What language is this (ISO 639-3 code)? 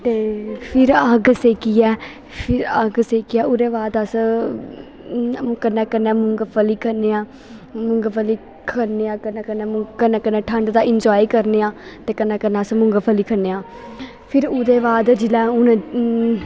doi